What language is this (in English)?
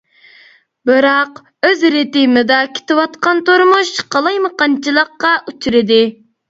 Uyghur